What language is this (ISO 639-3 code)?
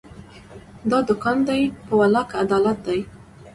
pus